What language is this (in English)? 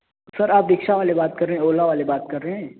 Urdu